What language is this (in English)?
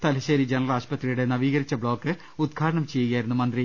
Malayalam